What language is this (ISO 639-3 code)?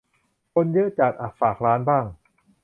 tha